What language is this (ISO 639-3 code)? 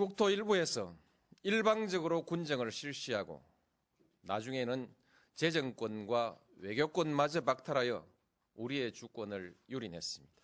kor